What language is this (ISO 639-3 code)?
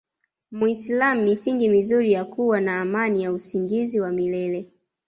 swa